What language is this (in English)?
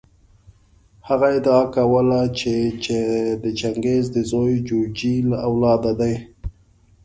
Pashto